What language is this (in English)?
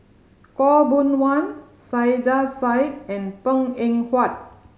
English